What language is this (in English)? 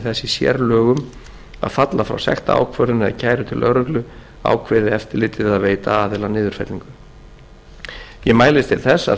Icelandic